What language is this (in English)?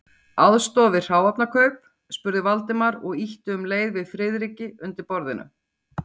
Icelandic